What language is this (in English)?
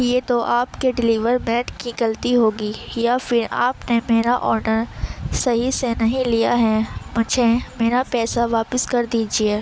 Urdu